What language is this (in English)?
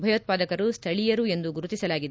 Kannada